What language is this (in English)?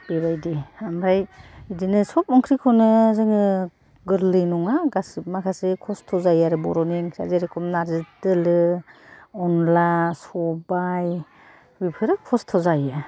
Bodo